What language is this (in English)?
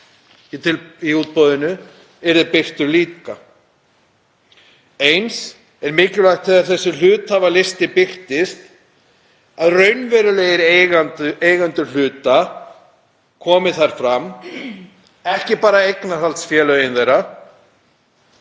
Icelandic